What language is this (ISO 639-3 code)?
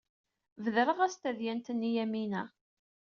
kab